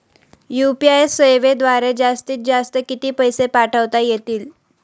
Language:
Marathi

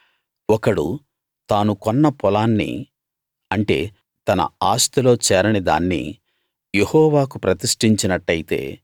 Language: Telugu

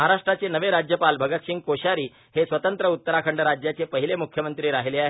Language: Marathi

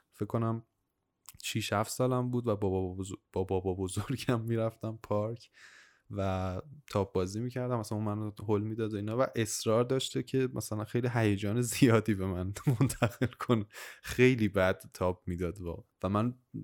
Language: Persian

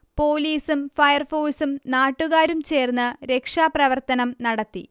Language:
Malayalam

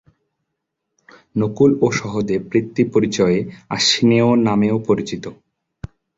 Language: Bangla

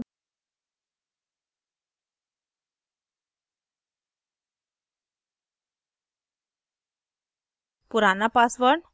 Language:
Hindi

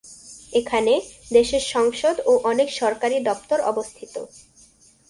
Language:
Bangla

